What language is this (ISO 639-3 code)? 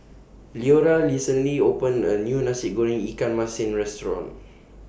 eng